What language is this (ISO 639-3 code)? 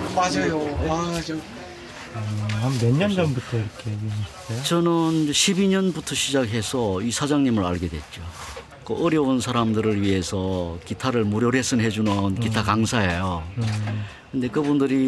kor